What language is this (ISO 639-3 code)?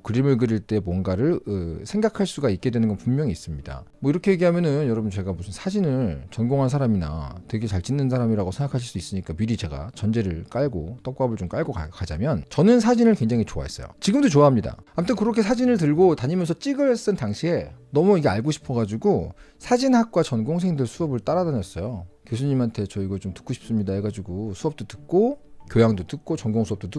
kor